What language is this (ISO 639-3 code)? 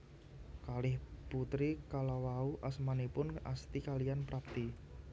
jav